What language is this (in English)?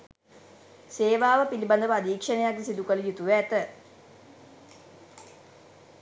Sinhala